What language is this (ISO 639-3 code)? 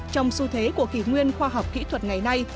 vie